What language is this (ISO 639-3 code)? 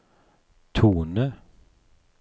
nor